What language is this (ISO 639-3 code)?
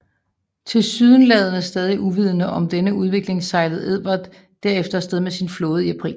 dan